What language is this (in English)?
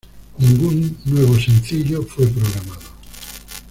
Spanish